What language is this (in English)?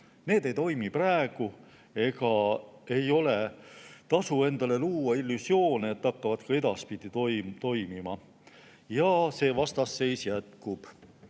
Estonian